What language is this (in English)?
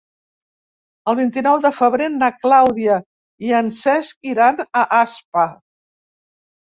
Catalan